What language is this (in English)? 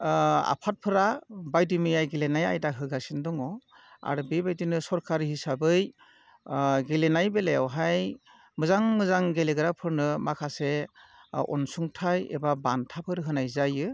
Bodo